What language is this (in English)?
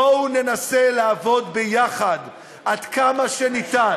Hebrew